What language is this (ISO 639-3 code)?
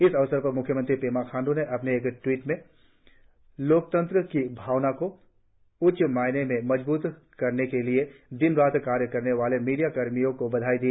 hin